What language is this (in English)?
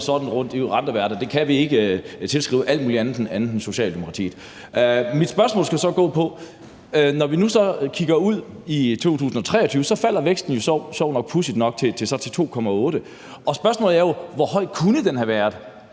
Danish